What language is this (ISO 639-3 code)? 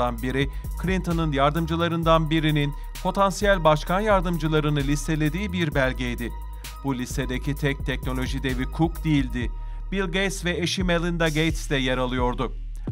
tur